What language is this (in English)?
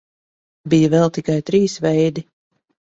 Latvian